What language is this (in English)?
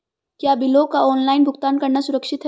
Hindi